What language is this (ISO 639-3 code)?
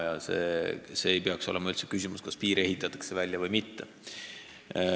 est